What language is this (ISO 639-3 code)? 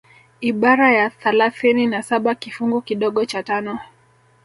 swa